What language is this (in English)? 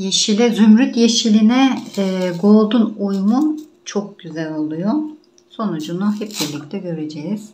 Turkish